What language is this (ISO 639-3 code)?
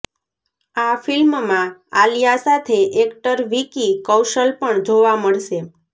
guj